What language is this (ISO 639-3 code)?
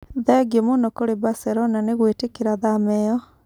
kik